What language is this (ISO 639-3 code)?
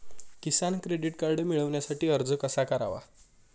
mar